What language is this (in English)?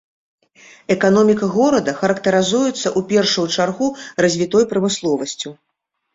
Belarusian